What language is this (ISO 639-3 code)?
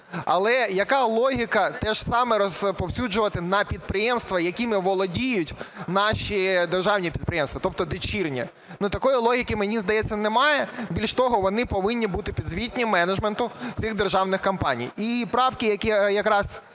ukr